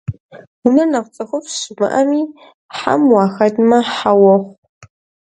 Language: Kabardian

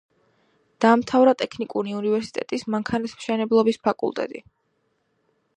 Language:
Georgian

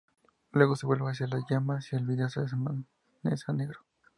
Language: Spanish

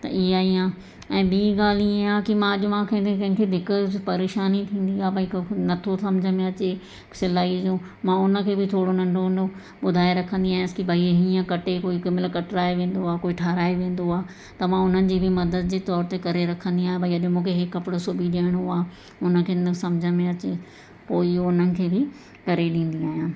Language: Sindhi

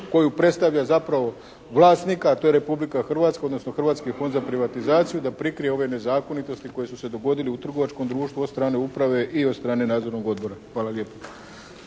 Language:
Croatian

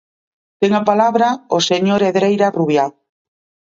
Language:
Galician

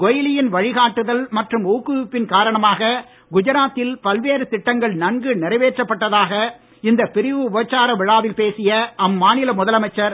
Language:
Tamil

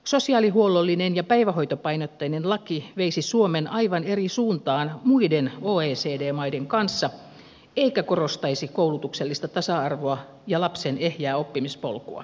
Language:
Finnish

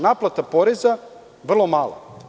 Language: Serbian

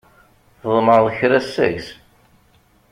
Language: Kabyle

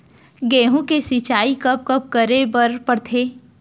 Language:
Chhattisgarhi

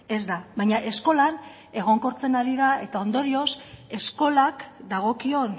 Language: Basque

